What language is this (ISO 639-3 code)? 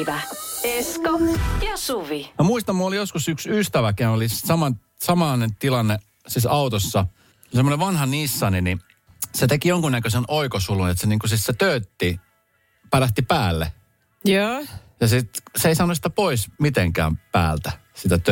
fin